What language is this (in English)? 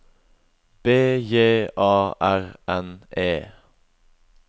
Norwegian